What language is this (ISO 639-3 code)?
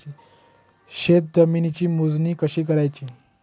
mar